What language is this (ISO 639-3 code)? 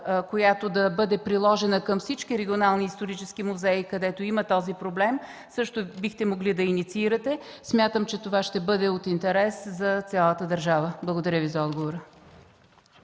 bul